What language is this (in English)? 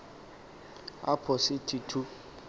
Xhosa